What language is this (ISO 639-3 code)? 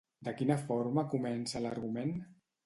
cat